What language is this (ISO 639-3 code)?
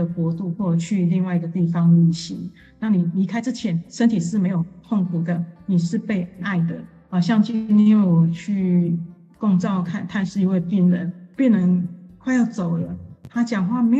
zho